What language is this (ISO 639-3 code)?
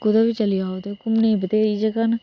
doi